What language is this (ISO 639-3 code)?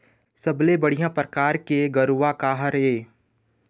hne